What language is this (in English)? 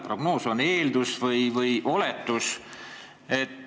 Estonian